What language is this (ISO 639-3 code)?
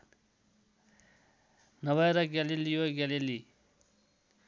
nep